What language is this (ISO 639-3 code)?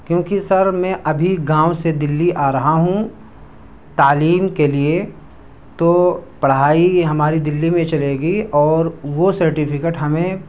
urd